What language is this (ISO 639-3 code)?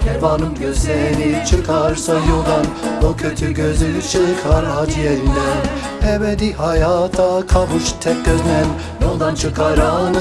tur